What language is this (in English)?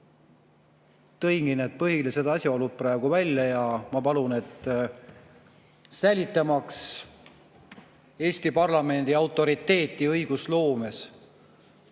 Estonian